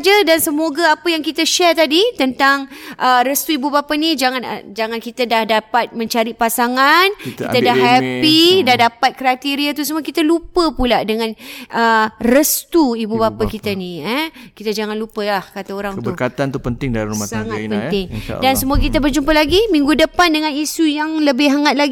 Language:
Malay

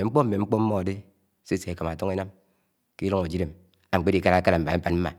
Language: Anaang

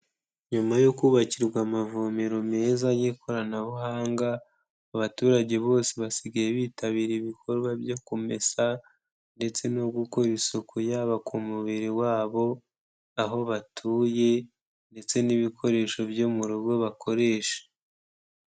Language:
Kinyarwanda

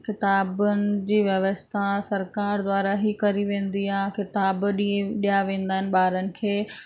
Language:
Sindhi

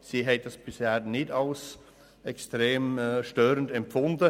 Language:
Swiss German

